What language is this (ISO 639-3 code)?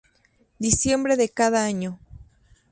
spa